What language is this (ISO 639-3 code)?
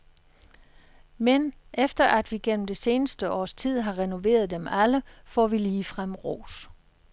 dan